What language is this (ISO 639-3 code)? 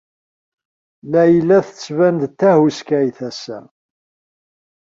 kab